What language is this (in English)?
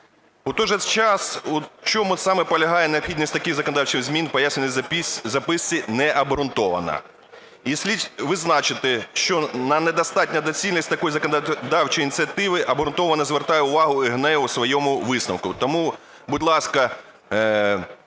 Ukrainian